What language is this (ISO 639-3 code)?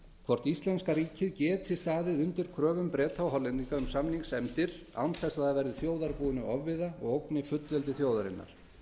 isl